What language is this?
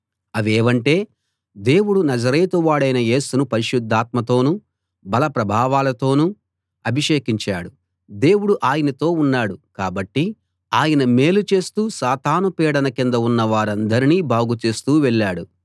Telugu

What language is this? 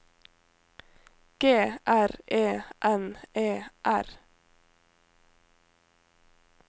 Norwegian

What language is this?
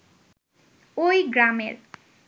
Bangla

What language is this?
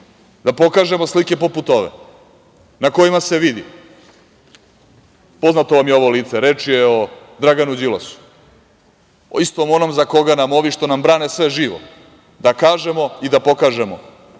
Serbian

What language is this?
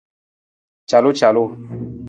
Nawdm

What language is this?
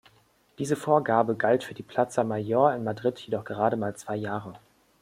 German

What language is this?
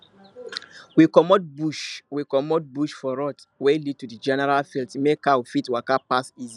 Nigerian Pidgin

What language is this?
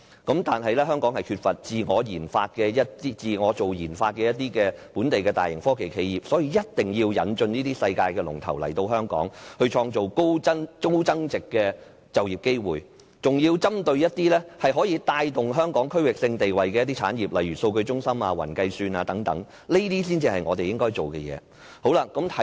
Cantonese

